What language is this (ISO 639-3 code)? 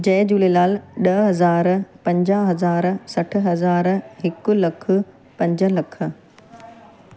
snd